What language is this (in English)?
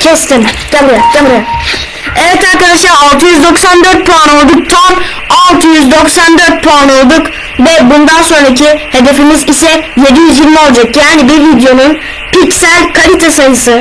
Turkish